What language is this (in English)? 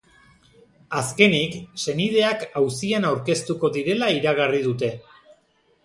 Basque